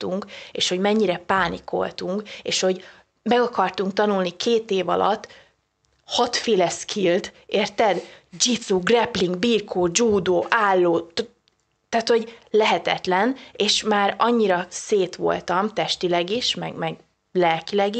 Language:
Hungarian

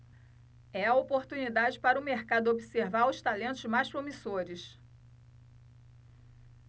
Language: Portuguese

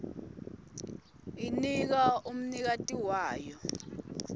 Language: Swati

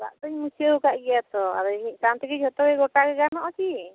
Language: Santali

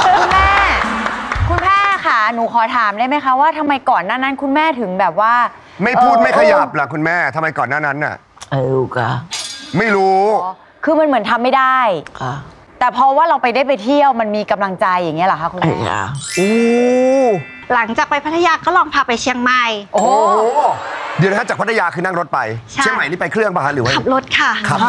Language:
Thai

